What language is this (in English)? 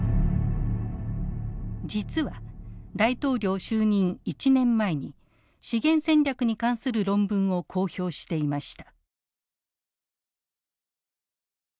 Japanese